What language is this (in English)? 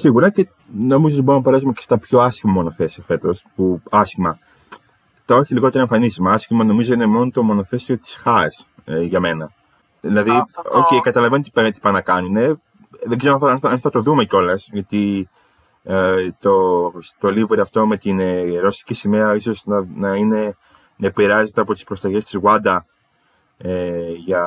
Greek